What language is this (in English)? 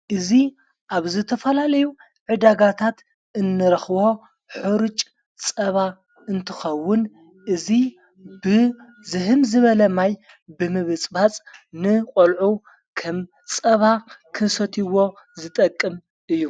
Tigrinya